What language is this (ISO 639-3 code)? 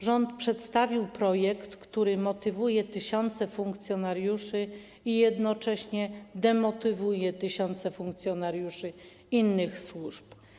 pol